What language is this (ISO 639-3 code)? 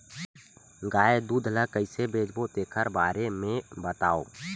hne